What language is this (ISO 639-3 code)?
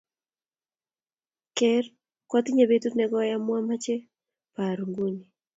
kln